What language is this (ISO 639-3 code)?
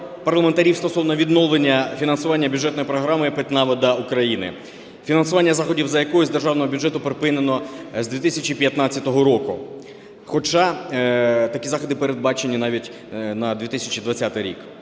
ukr